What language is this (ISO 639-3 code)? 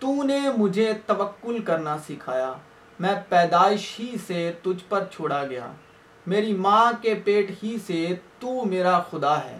urd